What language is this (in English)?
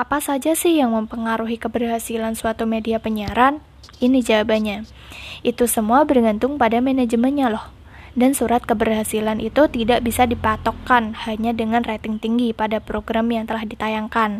Indonesian